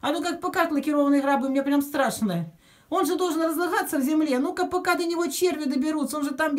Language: Russian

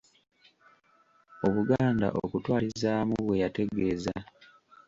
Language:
Ganda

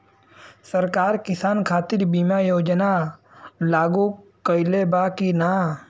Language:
Bhojpuri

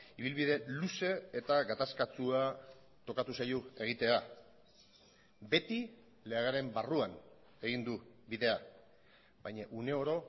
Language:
Basque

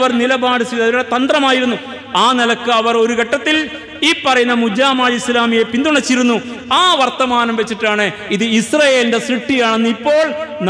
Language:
Arabic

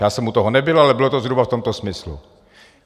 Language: Czech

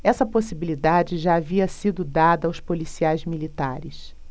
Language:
Portuguese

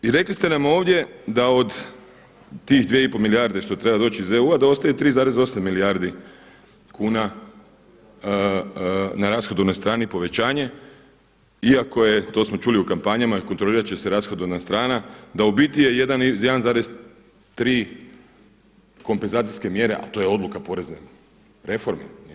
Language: Croatian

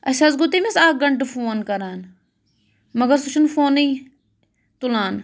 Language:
Kashmiri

